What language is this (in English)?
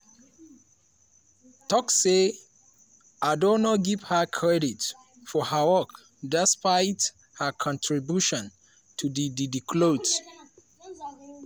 Nigerian Pidgin